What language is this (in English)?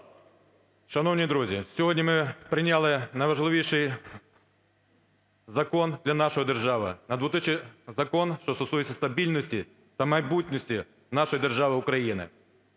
Ukrainian